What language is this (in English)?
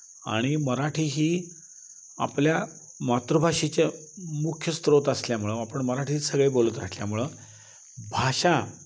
Marathi